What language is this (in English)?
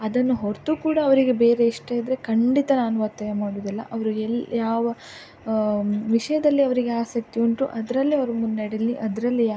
Kannada